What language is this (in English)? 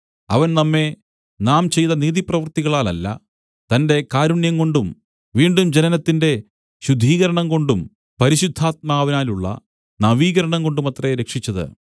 Malayalam